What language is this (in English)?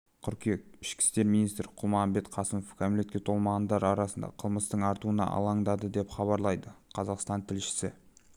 Kazakh